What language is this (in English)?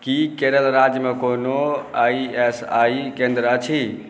Maithili